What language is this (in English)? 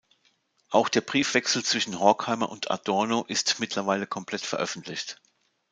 German